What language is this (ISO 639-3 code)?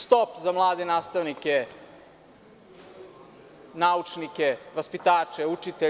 srp